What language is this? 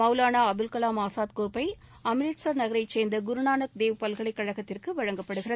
Tamil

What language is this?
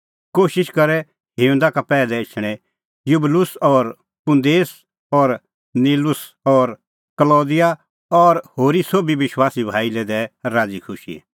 Kullu Pahari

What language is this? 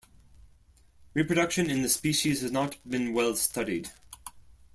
English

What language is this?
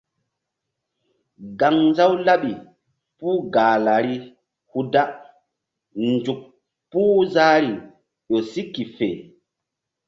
Mbum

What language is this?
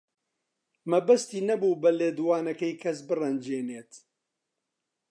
Central Kurdish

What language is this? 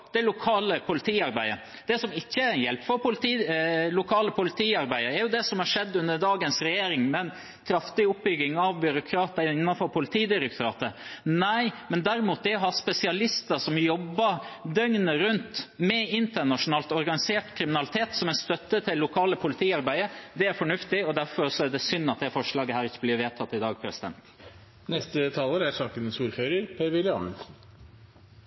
Norwegian Bokmål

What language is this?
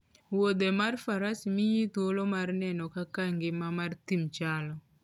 Luo (Kenya and Tanzania)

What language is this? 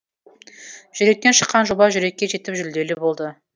Kazakh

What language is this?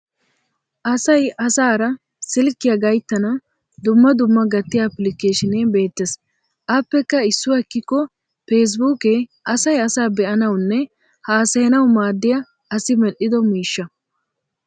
Wolaytta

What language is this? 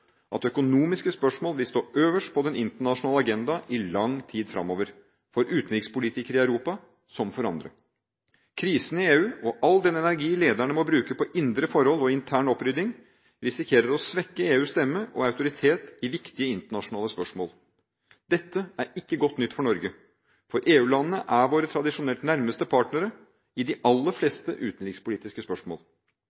Norwegian Bokmål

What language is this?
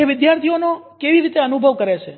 Gujarati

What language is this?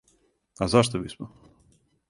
Serbian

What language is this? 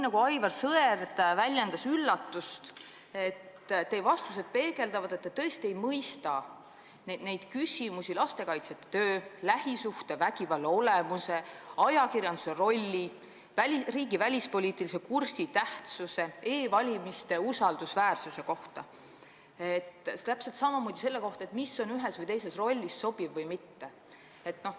Estonian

